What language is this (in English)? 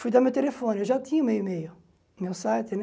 Portuguese